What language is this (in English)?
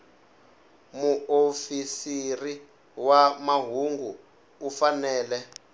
Tsonga